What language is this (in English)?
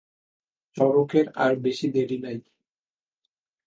Bangla